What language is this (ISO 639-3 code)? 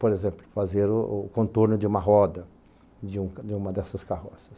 por